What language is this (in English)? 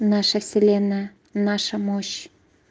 Russian